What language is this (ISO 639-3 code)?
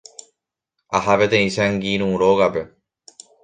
grn